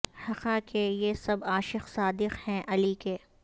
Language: Urdu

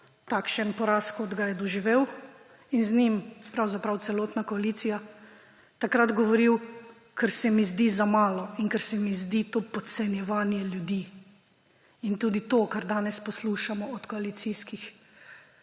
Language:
Slovenian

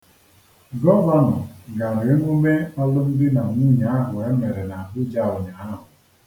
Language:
Igbo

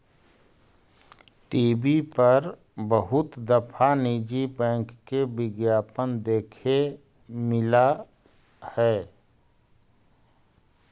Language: Magahi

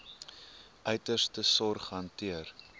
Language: Afrikaans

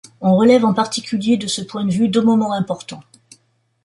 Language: French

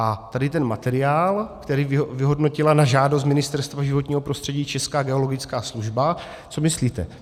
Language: Czech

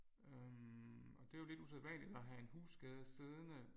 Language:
Danish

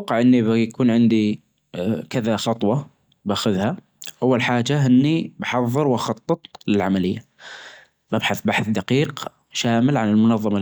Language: Najdi Arabic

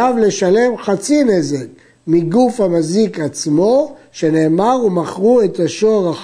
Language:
Hebrew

